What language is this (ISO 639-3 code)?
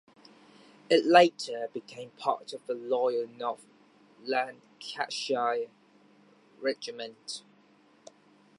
eng